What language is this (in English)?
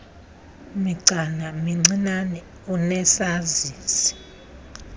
Xhosa